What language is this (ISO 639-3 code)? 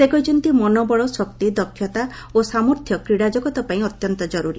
ori